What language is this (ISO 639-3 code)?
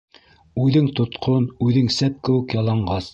bak